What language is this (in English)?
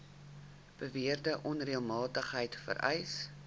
Afrikaans